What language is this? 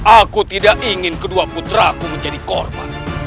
Indonesian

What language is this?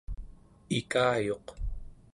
Central Yupik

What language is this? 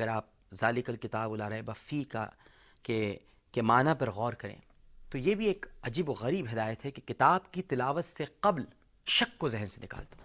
Urdu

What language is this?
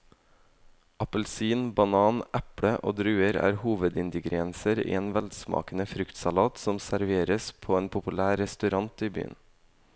Norwegian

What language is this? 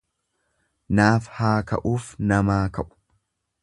Oromo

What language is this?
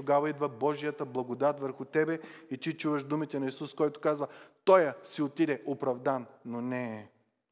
Bulgarian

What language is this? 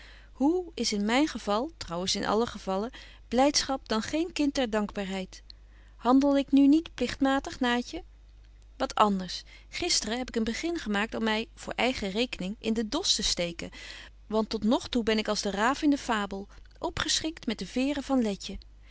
Dutch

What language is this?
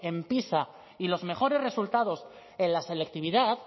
Spanish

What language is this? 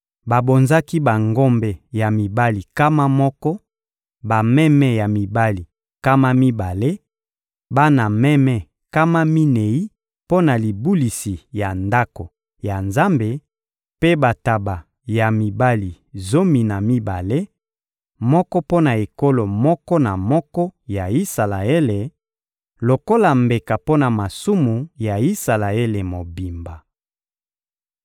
Lingala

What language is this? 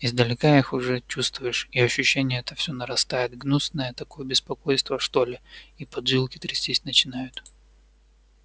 Russian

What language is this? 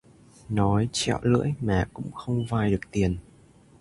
Vietnamese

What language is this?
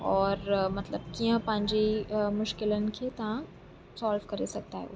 Sindhi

